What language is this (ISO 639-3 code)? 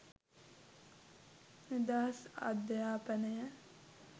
sin